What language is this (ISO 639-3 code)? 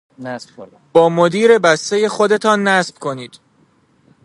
fas